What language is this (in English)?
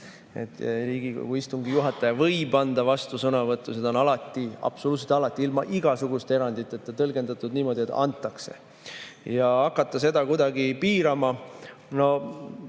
Estonian